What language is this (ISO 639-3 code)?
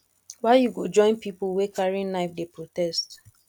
pcm